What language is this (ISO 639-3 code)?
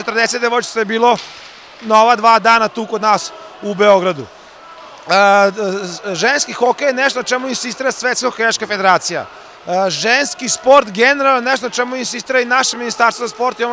ita